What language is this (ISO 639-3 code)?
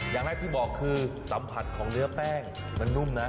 tha